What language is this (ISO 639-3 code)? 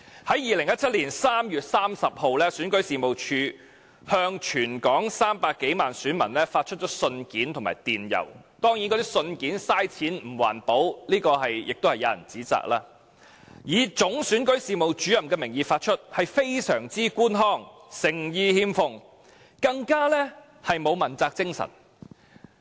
yue